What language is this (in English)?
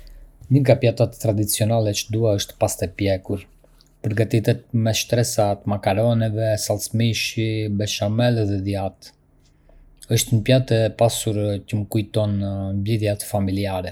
Arbëreshë Albanian